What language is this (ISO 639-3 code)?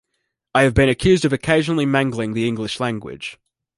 eng